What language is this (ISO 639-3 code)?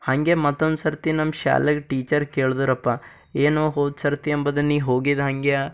kan